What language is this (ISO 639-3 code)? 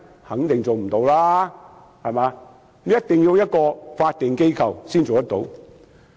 yue